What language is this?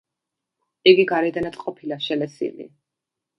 Georgian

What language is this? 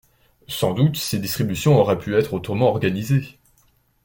French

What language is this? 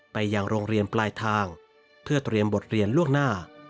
Thai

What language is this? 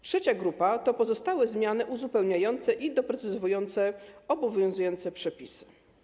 Polish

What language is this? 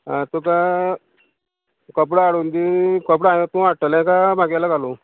Konkani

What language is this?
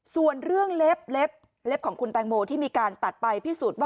Thai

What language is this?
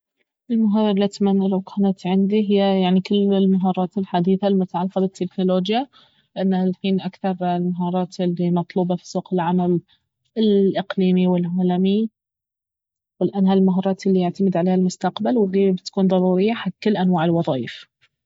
Baharna Arabic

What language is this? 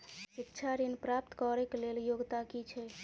Maithili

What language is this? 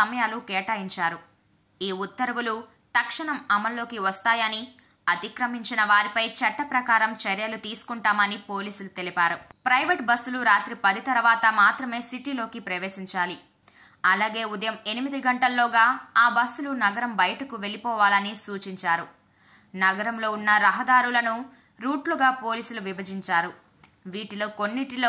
Telugu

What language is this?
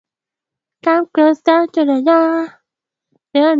Swahili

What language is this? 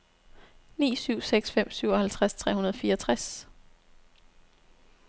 Danish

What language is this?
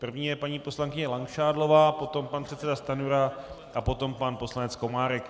Czech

